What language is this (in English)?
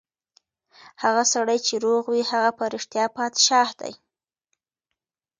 Pashto